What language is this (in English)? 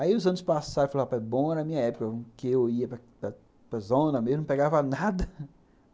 Portuguese